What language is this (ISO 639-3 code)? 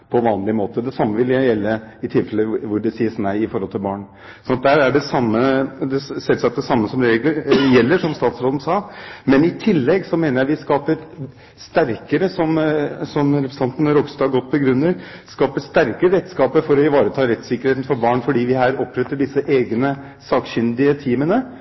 nob